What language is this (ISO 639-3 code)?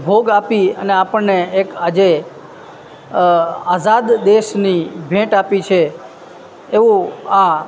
guj